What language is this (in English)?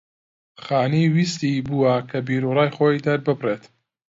Central Kurdish